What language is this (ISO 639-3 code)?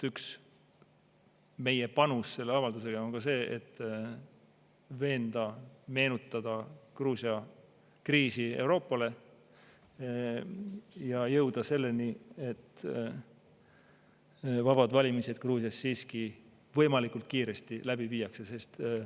est